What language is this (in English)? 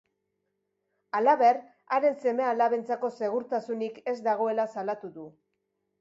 Basque